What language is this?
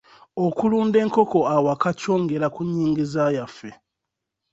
Ganda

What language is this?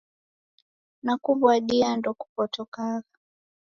Taita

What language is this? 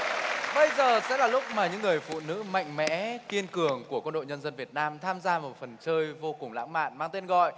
Vietnamese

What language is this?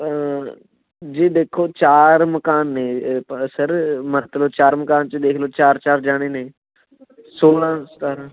Punjabi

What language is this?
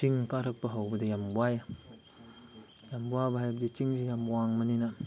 Manipuri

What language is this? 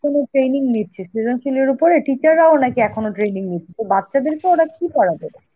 Bangla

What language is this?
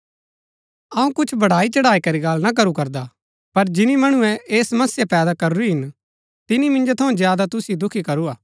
Gaddi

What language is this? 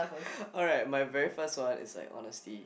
English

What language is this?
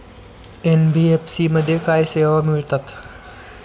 Marathi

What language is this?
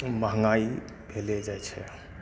Maithili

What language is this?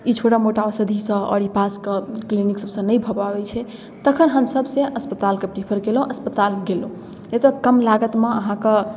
Maithili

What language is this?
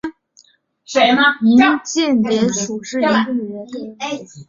Chinese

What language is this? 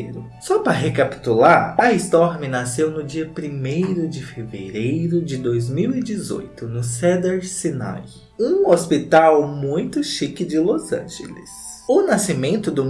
Portuguese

